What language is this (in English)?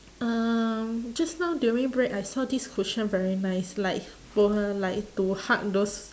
English